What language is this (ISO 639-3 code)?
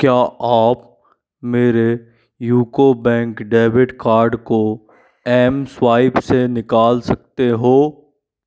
hin